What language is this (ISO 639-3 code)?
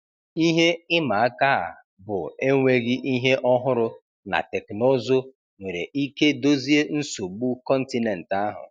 ibo